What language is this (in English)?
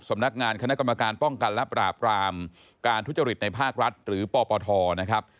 Thai